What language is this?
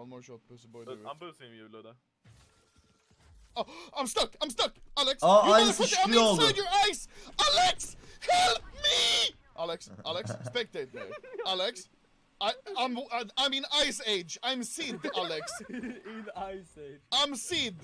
Turkish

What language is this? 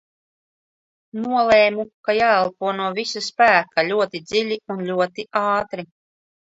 Latvian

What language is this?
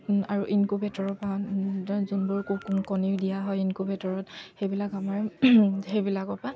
Assamese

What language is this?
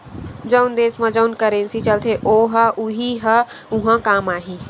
Chhattisgarhi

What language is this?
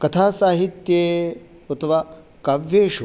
Sanskrit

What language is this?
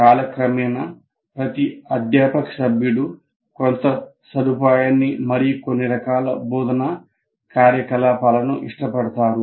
Telugu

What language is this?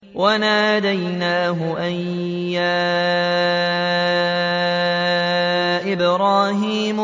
Arabic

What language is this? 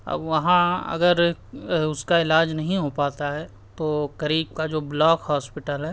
Urdu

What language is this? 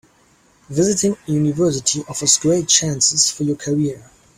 English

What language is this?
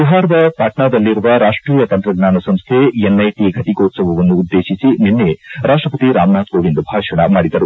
Kannada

